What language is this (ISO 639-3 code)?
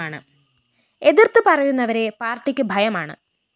mal